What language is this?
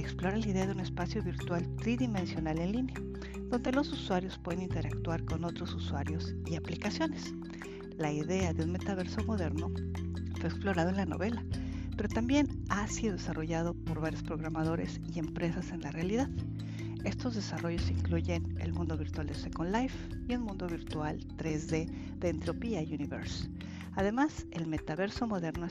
Spanish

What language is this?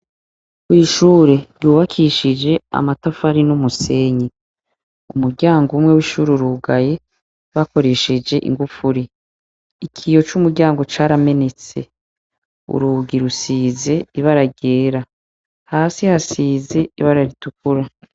Rundi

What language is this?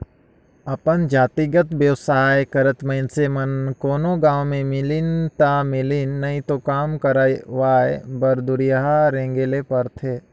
Chhattisgarhi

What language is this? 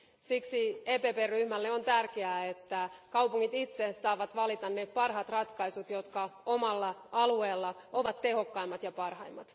Finnish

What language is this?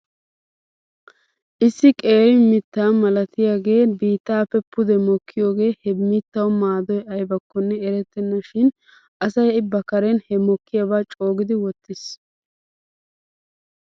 Wolaytta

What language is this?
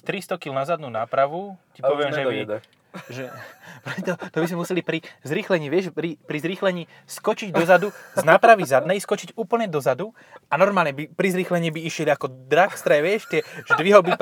Slovak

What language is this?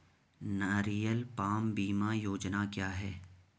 Hindi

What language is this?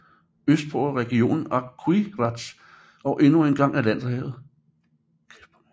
Danish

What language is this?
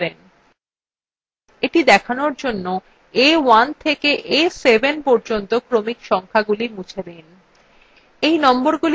Bangla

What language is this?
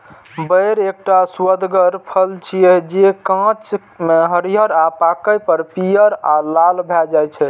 Maithili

